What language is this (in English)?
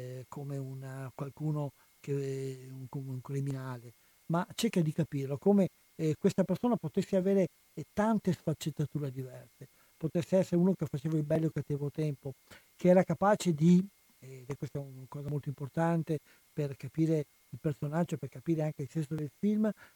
Italian